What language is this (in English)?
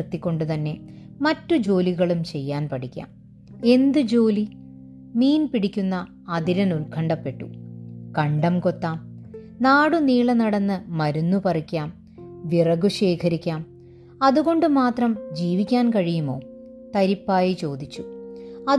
Malayalam